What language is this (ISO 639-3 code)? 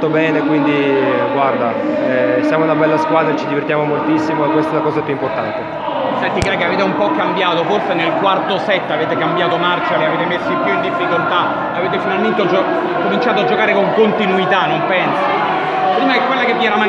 ita